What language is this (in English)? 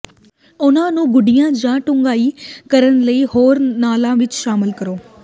Punjabi